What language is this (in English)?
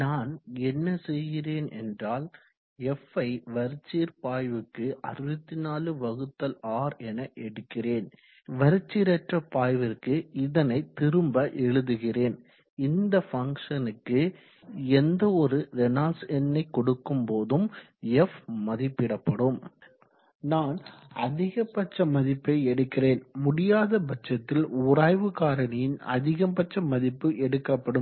Tamil